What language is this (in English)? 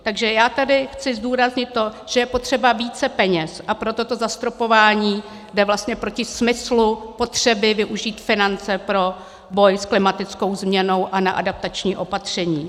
Czech